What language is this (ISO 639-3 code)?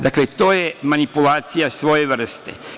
srp